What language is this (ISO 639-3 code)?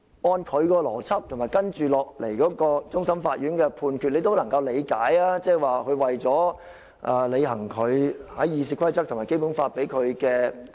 yue